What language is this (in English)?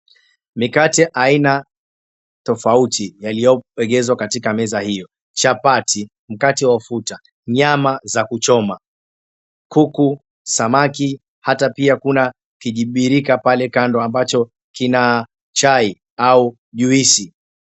Swahili